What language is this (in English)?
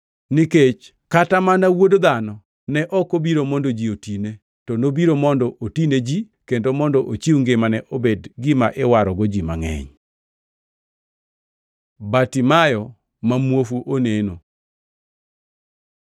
Luo (Kenya and Tanzania)